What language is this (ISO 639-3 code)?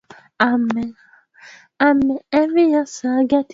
swa